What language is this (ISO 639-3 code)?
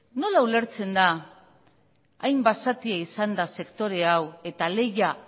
eus